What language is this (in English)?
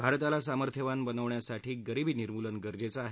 Marathi